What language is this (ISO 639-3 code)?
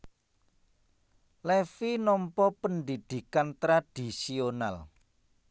jav